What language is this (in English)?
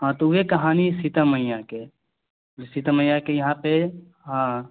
Maithili